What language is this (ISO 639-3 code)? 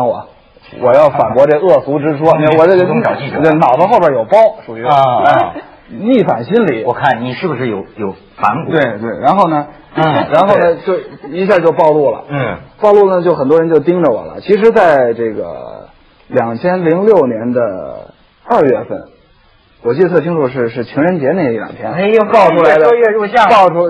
zho